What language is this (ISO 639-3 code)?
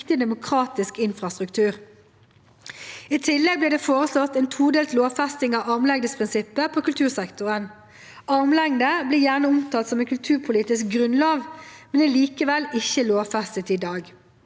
nor